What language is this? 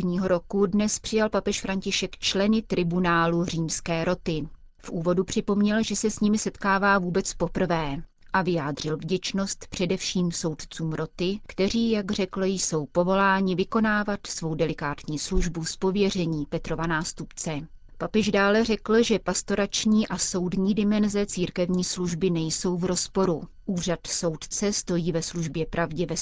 Czech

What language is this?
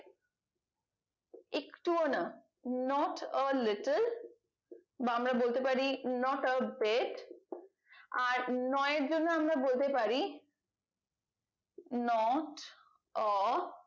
Bangla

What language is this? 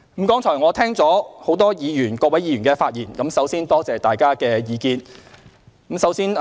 Cantonese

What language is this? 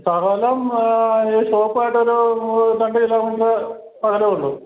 Malayalam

